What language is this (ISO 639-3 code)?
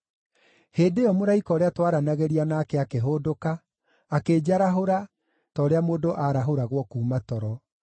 kik